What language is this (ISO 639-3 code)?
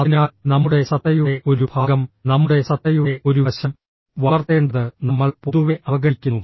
mal